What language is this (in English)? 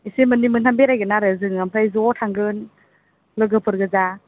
Bodo